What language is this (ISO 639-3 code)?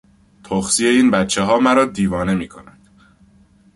fas